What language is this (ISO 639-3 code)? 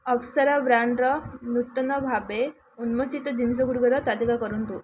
ori